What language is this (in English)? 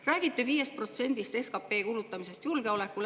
Estonian